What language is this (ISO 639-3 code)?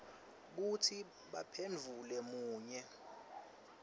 ssw